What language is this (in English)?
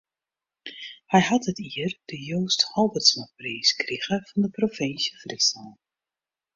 Western Frisian